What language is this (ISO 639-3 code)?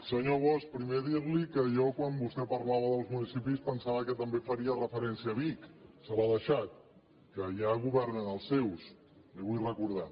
cat